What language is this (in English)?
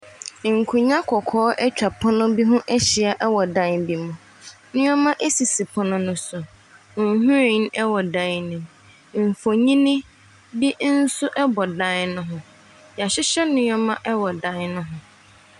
Akan